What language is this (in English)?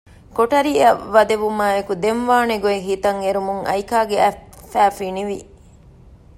Divehi